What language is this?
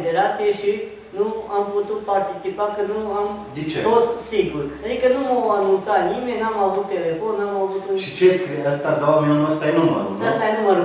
Romanian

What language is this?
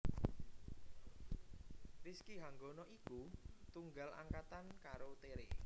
Javanese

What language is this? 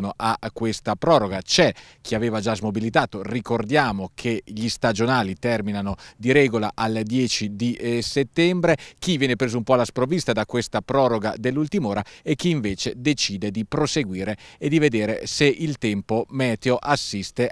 Italian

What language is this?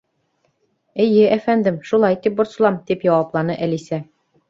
Bashkir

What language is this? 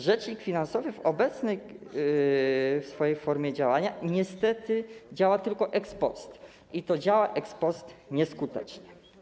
Polish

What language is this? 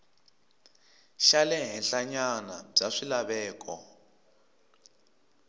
Tsonga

